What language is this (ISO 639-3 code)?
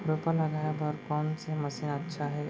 hne